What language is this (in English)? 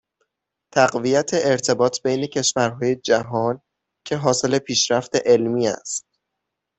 Persian